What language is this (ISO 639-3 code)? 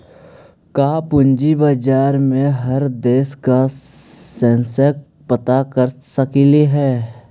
mag